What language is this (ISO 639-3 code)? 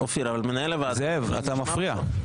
heb